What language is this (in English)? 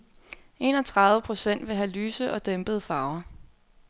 Danish